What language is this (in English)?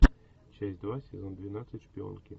Russian